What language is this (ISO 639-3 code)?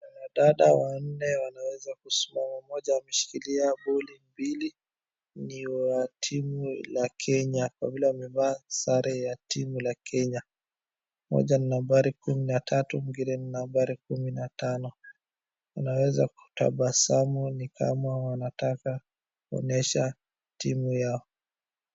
swa